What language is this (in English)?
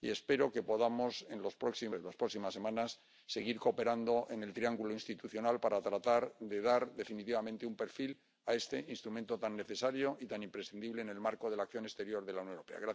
Spanish